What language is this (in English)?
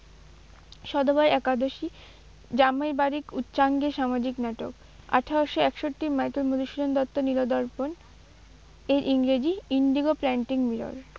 Bangla